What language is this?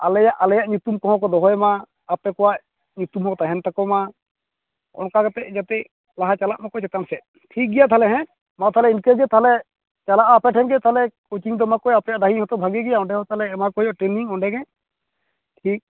Santali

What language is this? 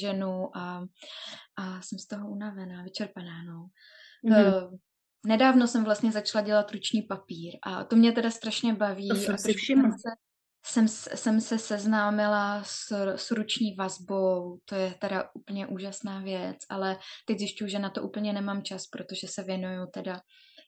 Czech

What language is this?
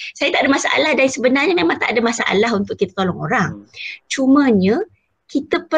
Malay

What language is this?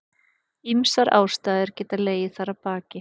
Icelandic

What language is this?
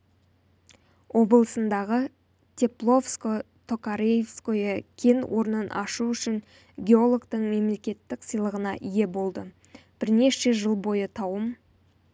Kazakh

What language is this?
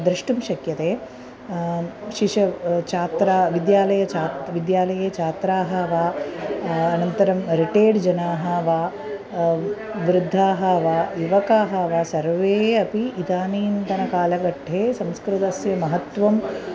Sanskrit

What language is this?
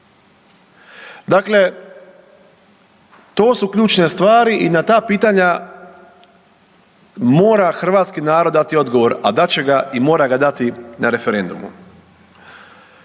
Croatian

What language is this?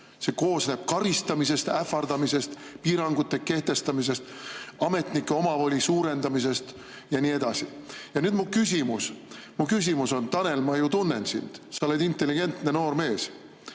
Estonian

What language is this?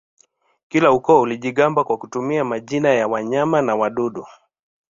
Swahili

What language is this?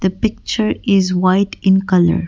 English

